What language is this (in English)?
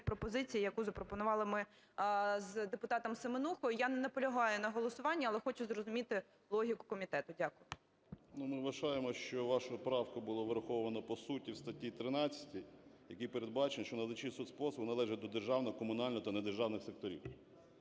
Ukrainian